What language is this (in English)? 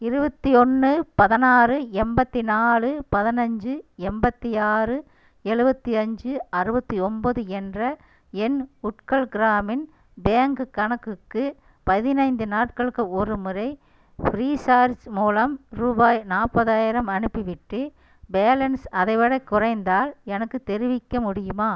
Tamil